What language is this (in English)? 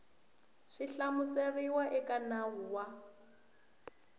Tsonga